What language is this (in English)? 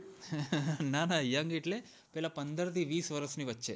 Gujarati